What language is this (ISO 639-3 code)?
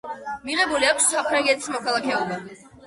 kat